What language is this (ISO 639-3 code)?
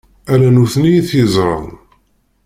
kab